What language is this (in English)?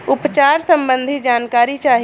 Bhojpuri